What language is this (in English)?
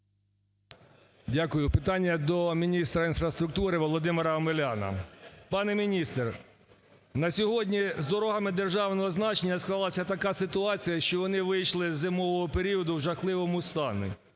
Ukrainian